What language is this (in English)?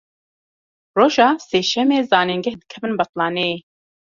Kurdish